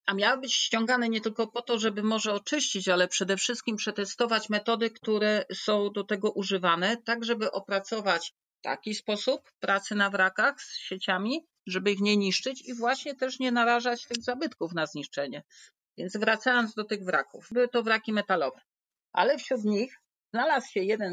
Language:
Polish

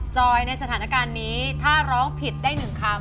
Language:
Thai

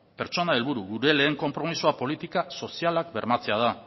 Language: Basque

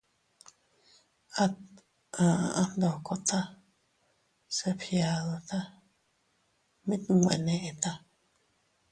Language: Teutila Cuicatec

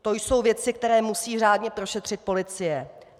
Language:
Czech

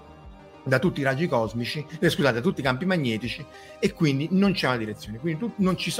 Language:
Italian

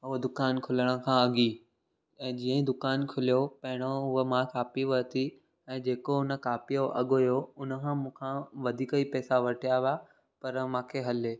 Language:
Sindhi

